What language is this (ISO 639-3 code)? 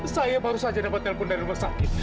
ind